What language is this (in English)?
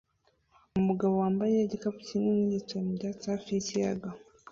Kinyarwanda